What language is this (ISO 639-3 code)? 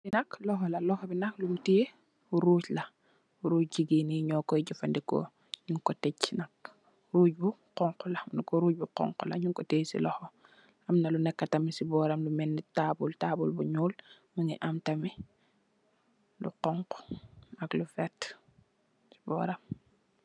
wol